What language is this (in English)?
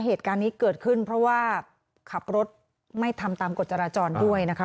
Thai